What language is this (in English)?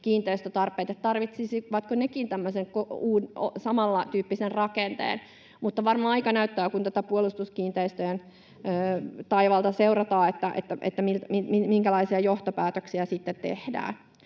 Finnish